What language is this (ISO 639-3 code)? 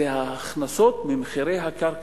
heb